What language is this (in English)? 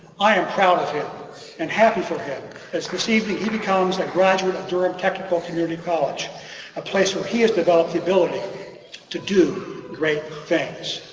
English